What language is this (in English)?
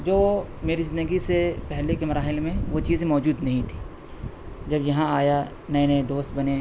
Urdu